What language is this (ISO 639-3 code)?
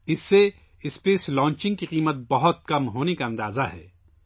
urd